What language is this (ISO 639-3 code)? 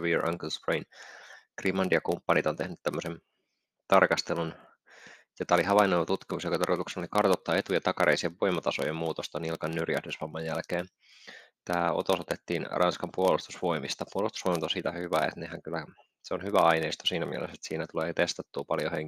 fin